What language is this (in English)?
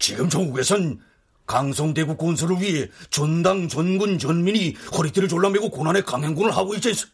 Korean